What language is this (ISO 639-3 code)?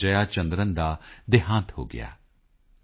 pan